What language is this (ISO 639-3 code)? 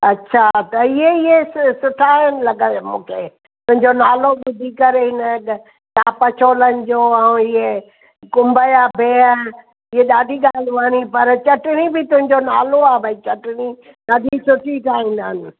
snd